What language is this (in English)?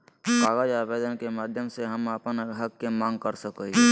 Magahi